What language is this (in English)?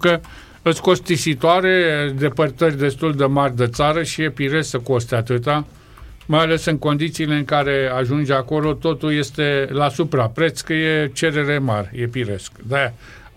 Romanian